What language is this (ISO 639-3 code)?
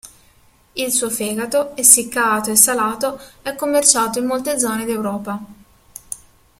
ita